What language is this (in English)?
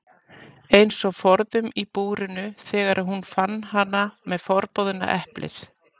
Icelandic